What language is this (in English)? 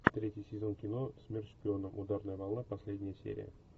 Russian